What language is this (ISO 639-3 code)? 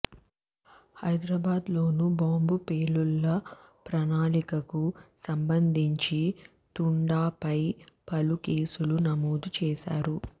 tel